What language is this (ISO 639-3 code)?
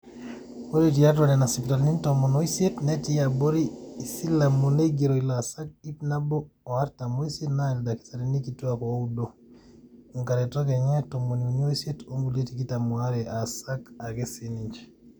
mas